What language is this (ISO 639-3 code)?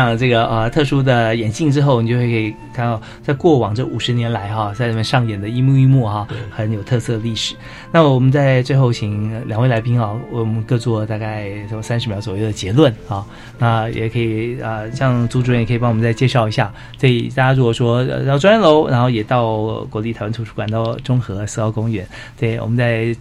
zho